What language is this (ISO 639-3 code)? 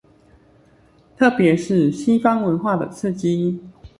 zho